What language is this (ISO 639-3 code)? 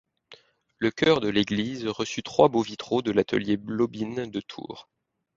fra